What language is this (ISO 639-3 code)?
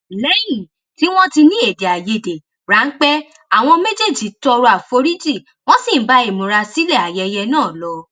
yor